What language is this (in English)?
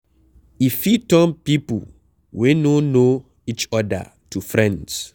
Nigerian Pidgin